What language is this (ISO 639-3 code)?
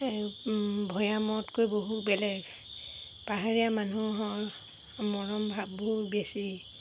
asm